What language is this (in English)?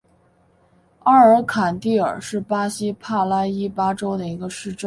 Chinese